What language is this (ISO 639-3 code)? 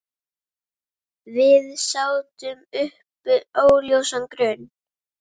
isl